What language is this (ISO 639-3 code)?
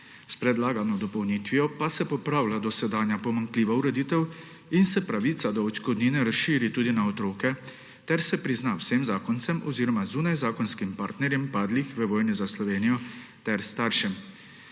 slv